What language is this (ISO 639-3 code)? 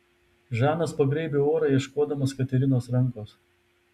lit